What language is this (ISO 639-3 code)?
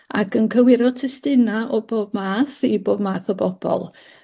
cym